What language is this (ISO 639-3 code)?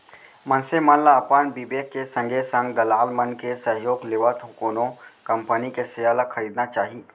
hne